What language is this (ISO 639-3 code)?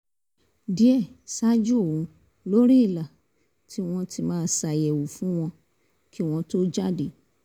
yor